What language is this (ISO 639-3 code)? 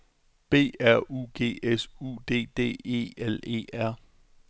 dan